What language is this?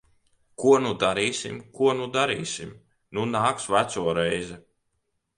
Latvian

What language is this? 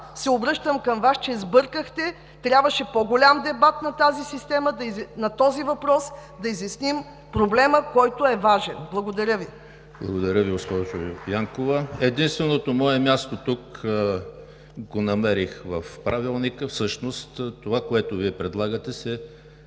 Bulgarian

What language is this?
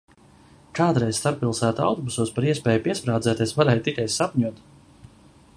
Latvian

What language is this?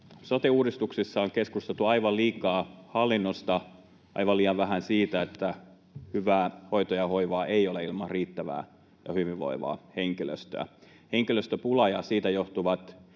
Finnish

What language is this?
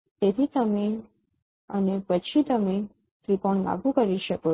Gujarati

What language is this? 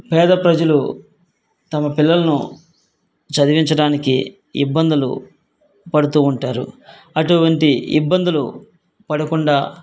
Telugu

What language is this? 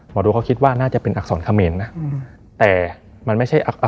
Thai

